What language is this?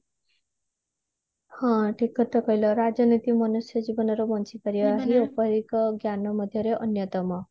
Odia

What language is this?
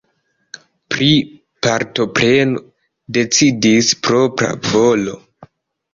Esperanto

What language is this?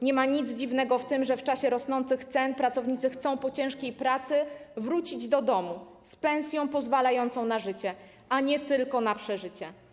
Polish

